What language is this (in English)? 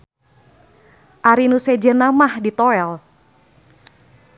Sundanese